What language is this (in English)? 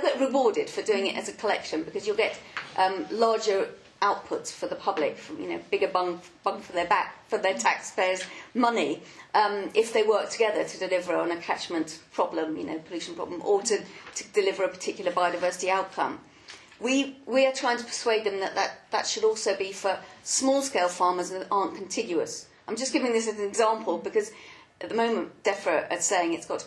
English